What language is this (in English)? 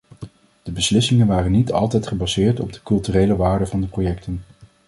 Dutch